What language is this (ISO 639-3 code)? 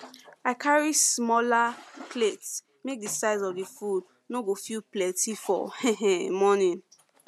pcm